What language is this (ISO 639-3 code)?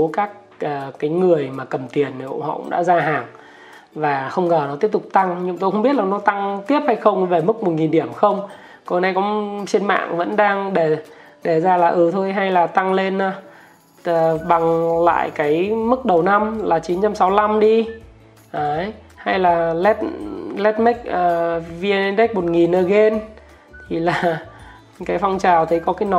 vie